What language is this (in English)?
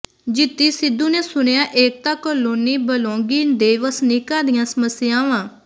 Punjabi